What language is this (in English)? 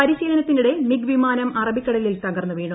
Malayalam